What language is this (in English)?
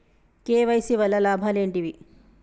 Telugu